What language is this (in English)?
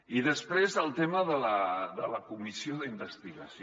Catalan